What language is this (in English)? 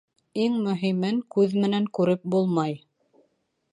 Bashkir